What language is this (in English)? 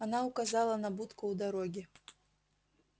Russian